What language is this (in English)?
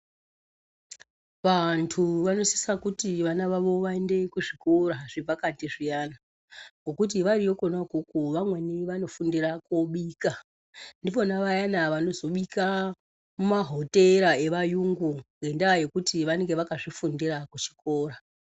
Ndau